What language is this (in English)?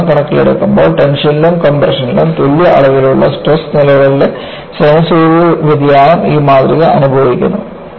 Malayalam